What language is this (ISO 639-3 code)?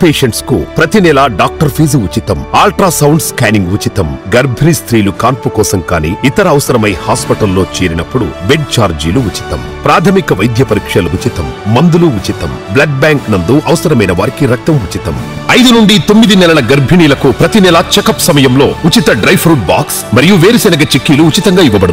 tel